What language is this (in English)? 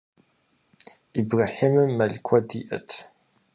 Kabardian